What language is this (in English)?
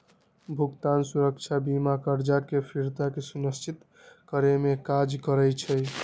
Magahi